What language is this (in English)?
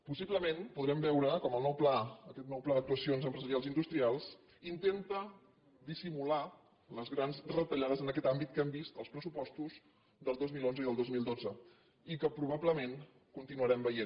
Catalan